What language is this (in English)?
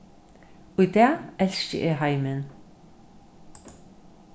Faroese